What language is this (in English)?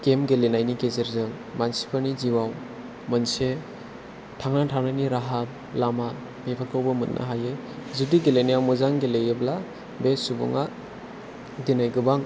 Bodo